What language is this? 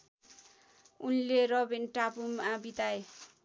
Nepali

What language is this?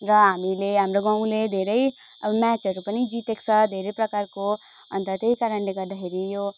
Nepali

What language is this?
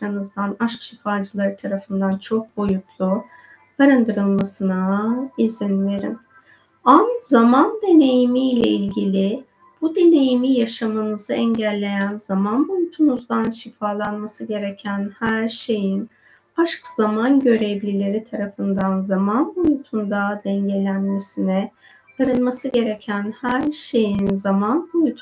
Turkish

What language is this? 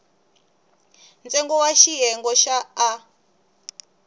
Tsonga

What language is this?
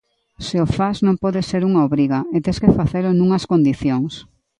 Galician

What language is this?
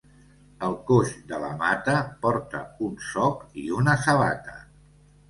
Catalan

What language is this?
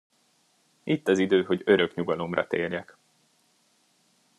Hungarian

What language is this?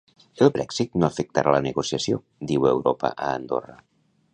Catalan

